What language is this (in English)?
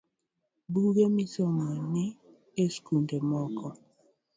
Luo (Kenya and Tanzania)